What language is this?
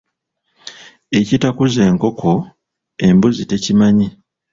Ganda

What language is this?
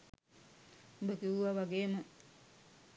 Sinhala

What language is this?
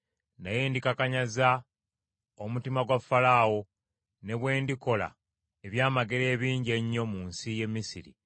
Ganda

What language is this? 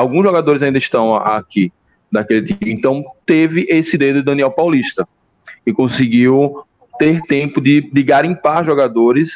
Portuguese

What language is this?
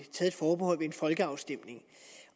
Danish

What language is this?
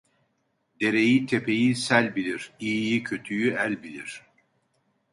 Turkish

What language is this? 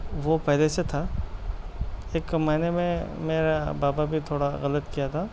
Urdu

